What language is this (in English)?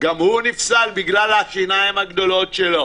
Hebrew